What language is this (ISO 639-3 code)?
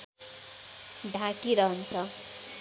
nep